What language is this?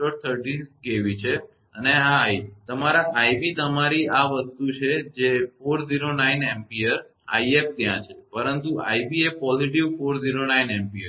Gujarati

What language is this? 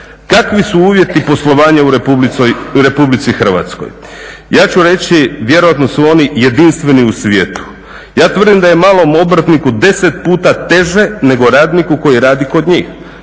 Croatian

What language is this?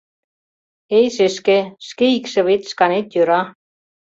Mari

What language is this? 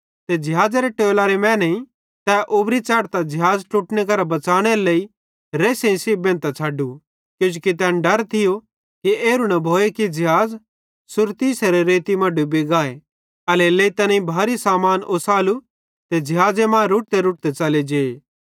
Bhadrawahi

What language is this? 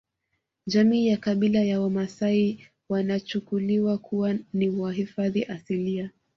Swahili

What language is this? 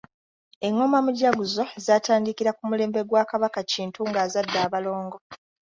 Ganda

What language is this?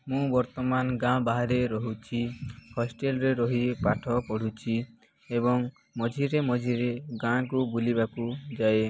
Odia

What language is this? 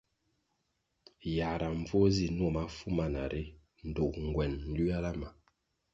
Kwasio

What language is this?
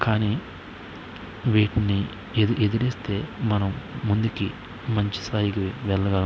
Telugu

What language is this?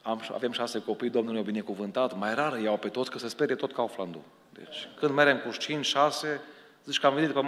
Romanian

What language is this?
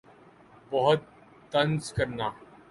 Urdu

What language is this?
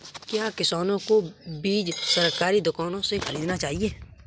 Hindi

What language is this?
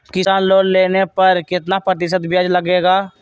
Magahi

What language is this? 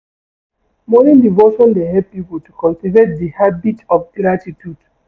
Nigerian Pidgin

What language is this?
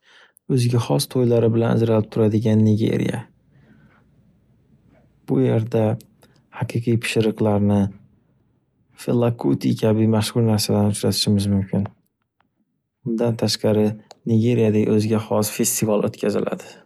Uzbek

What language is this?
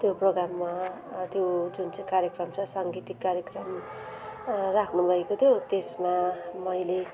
Nepali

